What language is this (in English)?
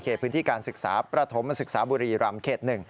Thai